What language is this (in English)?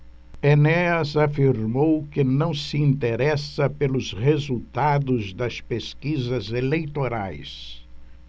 Portuguese